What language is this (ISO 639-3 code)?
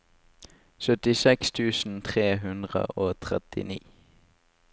nor